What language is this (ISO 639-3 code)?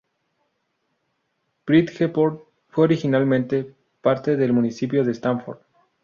spa